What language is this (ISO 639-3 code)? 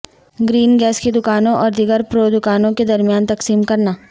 urd